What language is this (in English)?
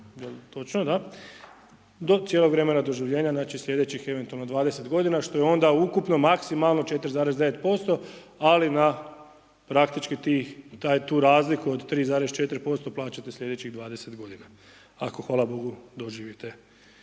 Croatian